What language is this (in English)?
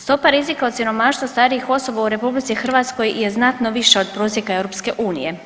Croatian